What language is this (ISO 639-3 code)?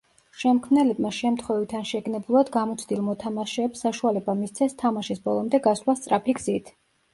kat